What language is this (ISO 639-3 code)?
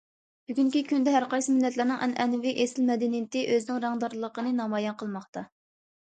uig